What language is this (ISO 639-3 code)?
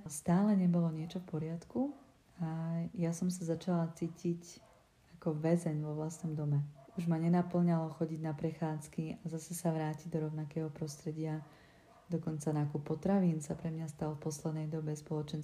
ces